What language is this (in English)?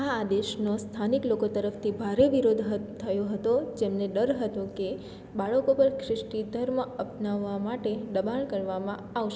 Gujarati